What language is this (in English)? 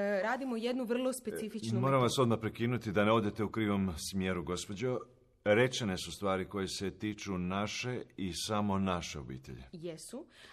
Croatian